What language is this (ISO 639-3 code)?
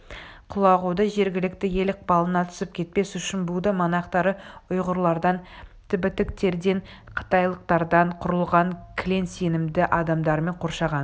kaz